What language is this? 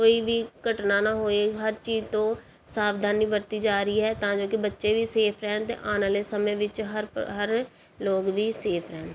Punjabi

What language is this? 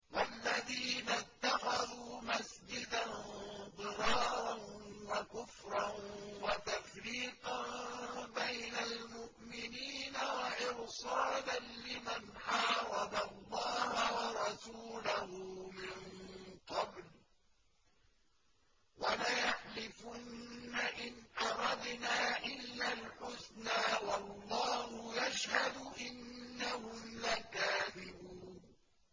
Arabic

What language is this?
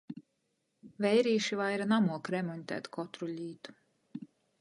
Latgalian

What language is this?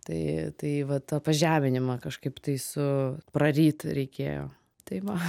Lithuanian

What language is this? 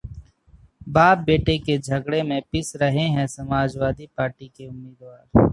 Hindi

